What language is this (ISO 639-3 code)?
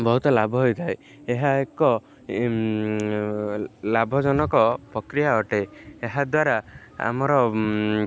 ori